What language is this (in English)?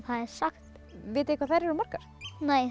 Icelandic